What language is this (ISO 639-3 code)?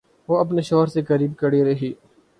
urd